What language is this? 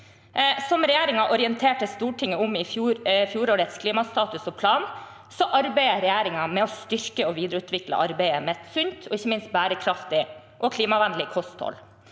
Norwegian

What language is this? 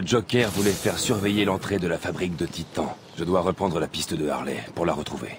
French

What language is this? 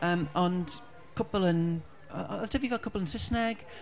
Welsh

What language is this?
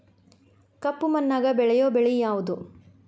Kannada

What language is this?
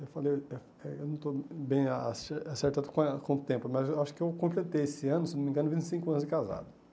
Portuguese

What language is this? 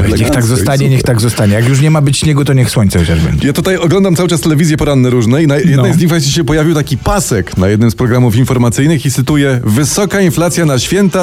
Polish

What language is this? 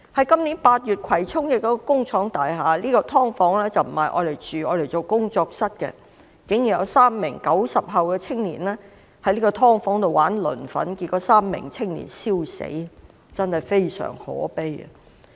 Cantonese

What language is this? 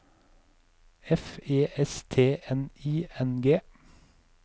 Norwegian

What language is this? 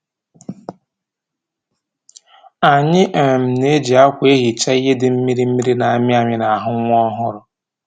Igbo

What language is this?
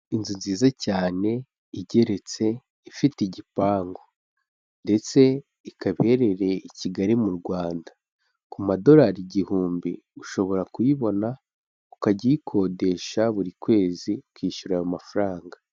Kinyarwanda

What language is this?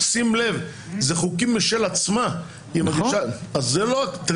Hebrew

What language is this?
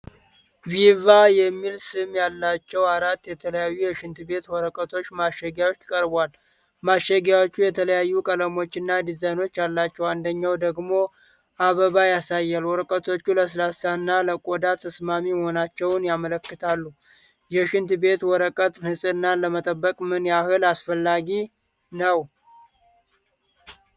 Amharic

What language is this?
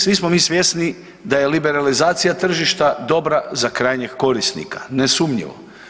Croatian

